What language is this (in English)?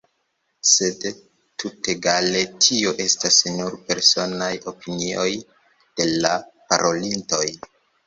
Esperanto